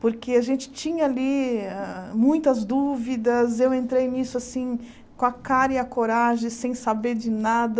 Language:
Portuguese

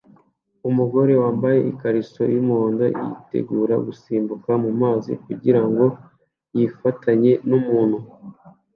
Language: Kinyarwanda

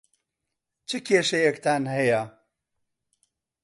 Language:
Central Kurdish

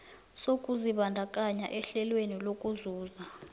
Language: South Ndebele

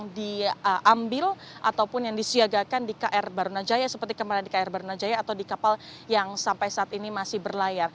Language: Indonesian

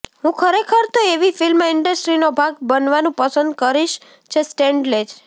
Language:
Gujarati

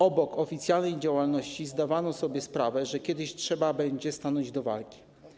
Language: Polish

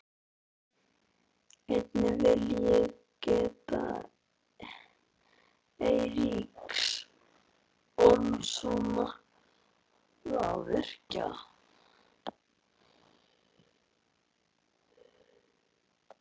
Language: Icelandic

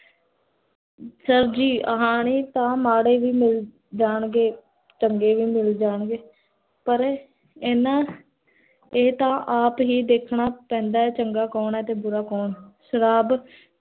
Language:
Punjabi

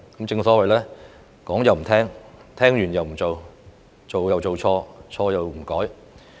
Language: Cantonese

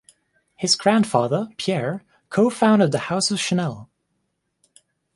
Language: English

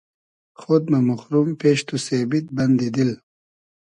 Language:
Hazaragi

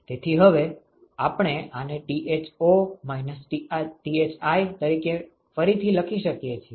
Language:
Gujarati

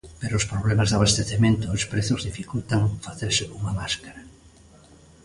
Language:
Galician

